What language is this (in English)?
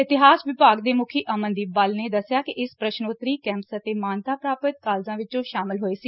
Punjabi